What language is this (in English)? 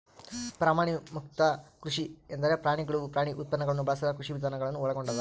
Kannada